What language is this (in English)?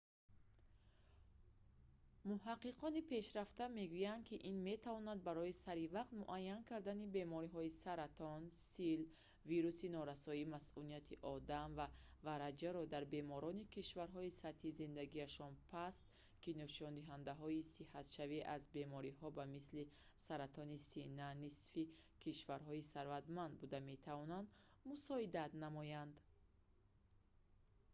Tajik